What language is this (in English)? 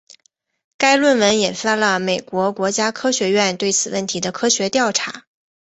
Chinese